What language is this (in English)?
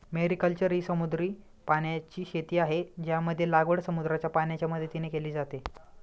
Marathi